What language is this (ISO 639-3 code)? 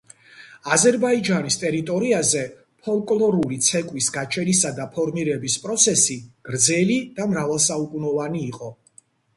kat